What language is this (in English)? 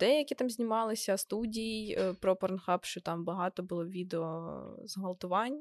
Ukrainian